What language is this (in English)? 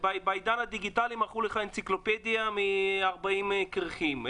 Hebrew